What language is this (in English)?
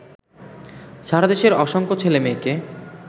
Bangla